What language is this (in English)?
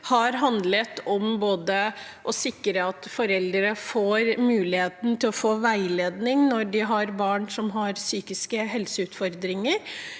Norwegian